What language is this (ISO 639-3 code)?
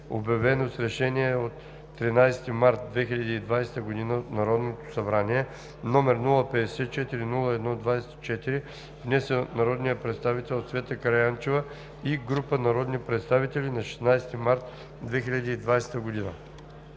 bul